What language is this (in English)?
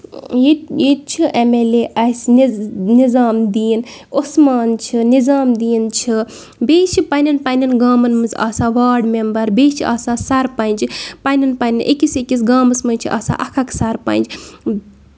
Kashmiri